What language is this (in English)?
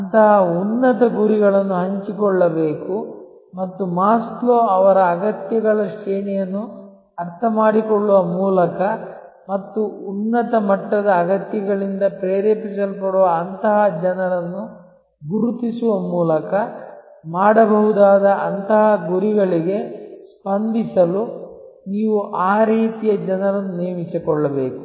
Kannada